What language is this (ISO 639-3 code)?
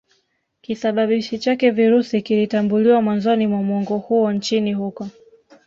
swa